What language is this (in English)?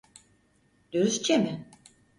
Turkish